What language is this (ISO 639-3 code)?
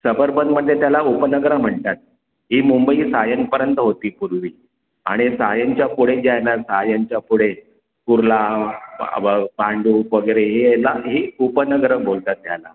mar